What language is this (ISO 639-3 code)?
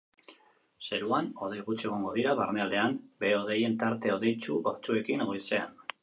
eus